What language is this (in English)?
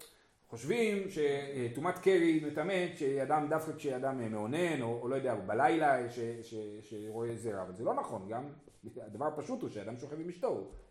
Hebrew